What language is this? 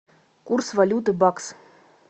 Russian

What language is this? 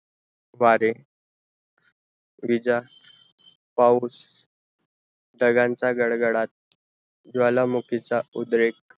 Marathi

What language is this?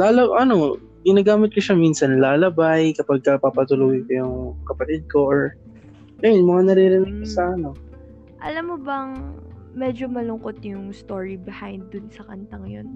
Filipino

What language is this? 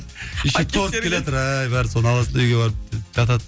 Kazakh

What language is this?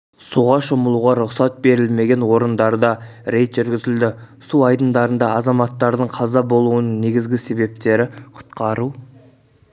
Kazakh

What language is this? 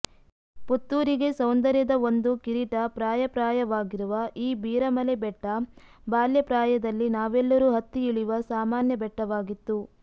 Kannada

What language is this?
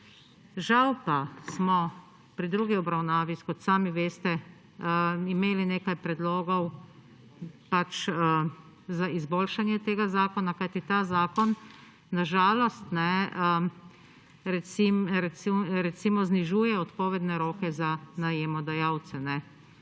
Slovenian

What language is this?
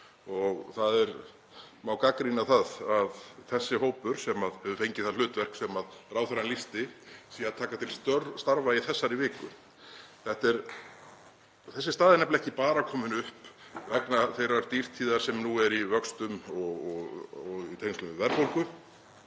Icelandic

